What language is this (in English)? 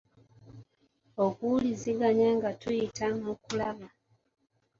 Ganda